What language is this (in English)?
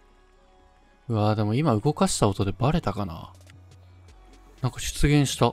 Japanese